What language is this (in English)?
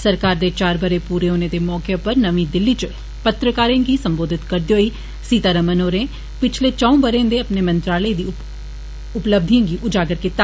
Dogri